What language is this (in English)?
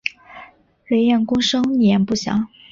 Chinese